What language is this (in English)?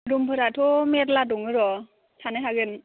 Bodo